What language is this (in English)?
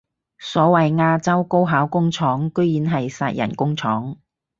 Cantonese